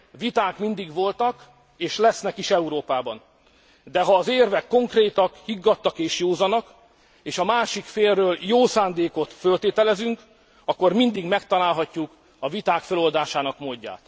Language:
Hungarian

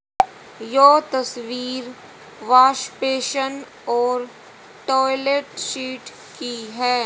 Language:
Hindi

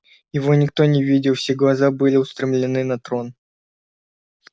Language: Russian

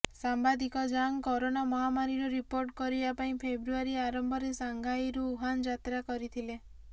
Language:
Odia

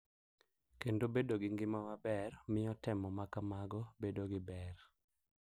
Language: Luo (Kenya and Tanzania)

